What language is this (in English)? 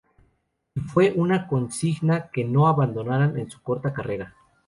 Spanish